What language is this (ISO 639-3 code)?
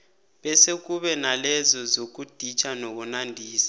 nbl